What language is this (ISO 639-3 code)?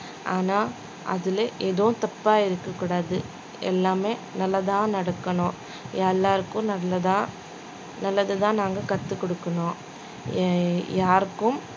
tam